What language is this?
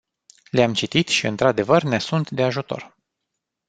Romanian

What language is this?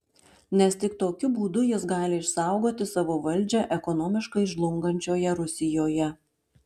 Lithuanian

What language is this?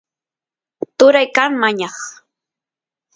Santiago del Estero Quichua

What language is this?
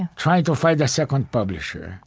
English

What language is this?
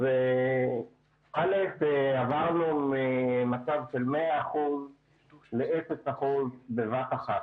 Hebrew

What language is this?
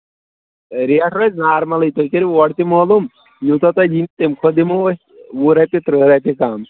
Kashmiri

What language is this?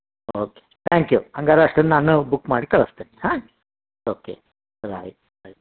Kannada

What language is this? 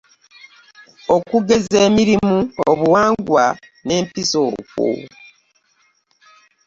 Ganda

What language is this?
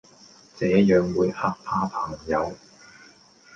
Cantonese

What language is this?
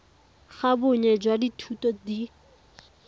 Tswana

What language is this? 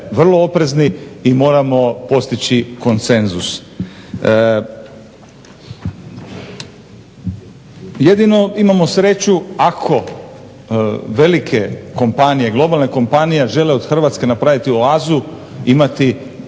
Croatian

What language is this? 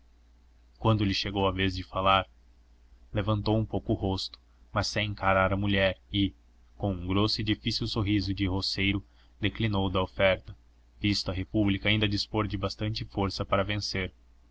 Portuguese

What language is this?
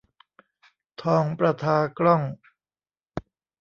Thai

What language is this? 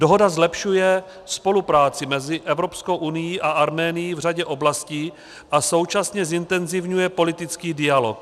Czech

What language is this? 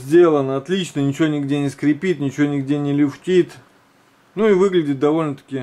Russian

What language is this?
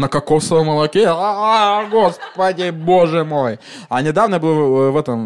Russian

